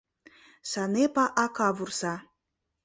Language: Mari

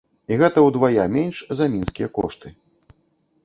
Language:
Belarusian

